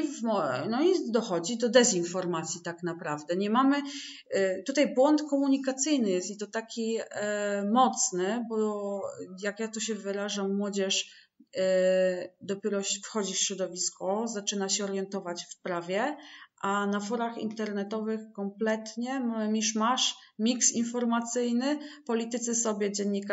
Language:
Polish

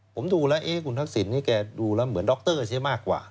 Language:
Thai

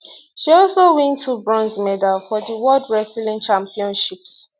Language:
Nigerian Pidgin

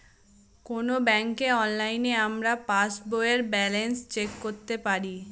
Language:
Bangla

